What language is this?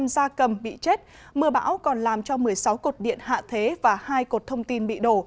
Vietnamese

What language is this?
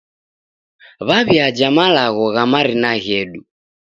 Taita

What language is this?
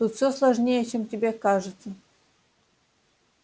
Russian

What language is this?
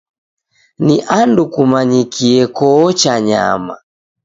Taita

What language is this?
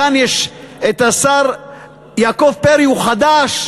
Hebrew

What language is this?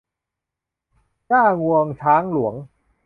Thai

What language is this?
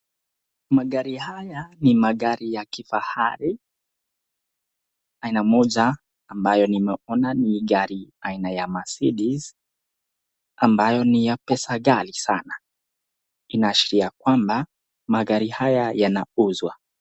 Swahili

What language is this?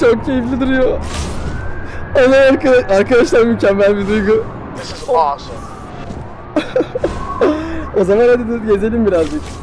Turkish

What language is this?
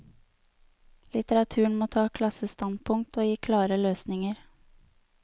Norwegian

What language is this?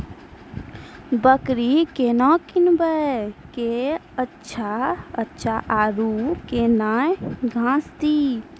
Maithili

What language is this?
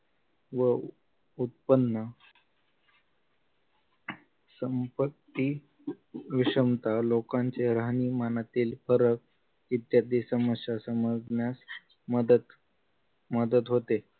Marathi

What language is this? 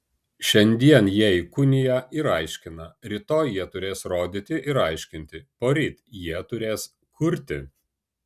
Lithuanian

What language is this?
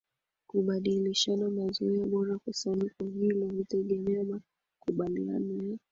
Swahili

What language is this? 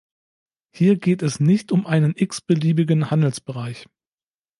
German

